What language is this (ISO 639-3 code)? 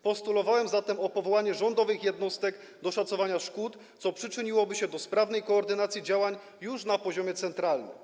pol